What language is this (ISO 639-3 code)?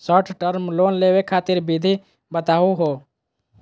mag